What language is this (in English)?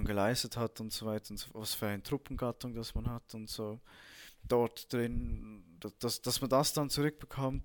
German